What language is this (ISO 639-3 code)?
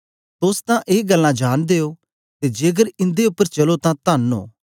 doi